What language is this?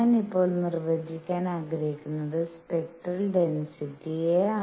Malayalam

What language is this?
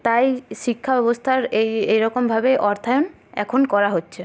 Bangla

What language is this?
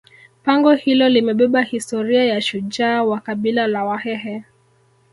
Swahili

